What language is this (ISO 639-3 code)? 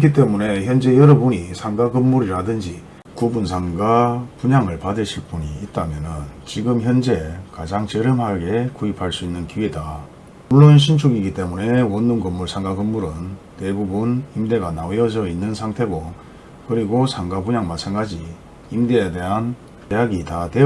kor